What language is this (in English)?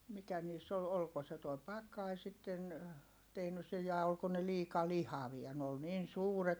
Finnish